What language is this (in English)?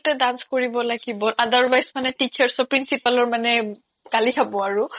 Assamese